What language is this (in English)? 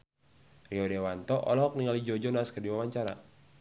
Sundanese